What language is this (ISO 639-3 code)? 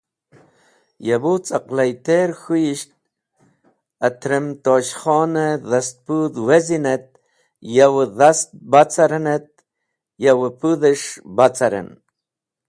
wbl